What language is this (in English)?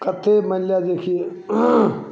Maithili